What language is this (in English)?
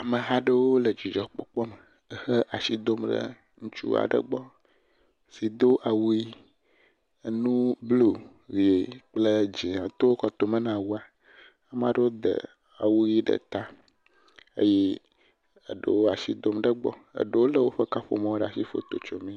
Ewe